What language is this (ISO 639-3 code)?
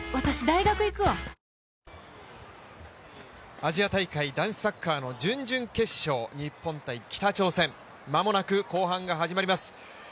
jpn